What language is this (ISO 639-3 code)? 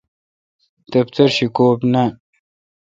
xka